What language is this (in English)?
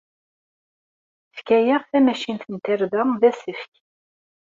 Kabyle